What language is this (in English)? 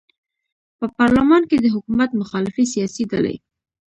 Pashto